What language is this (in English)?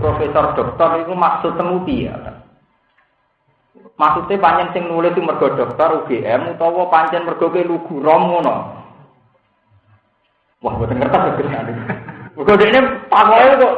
Indonesian